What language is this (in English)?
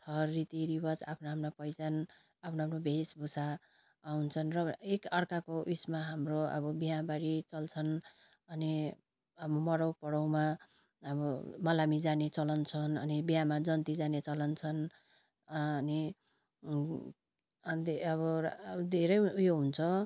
Nepali